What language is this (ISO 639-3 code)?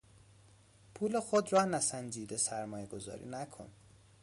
fas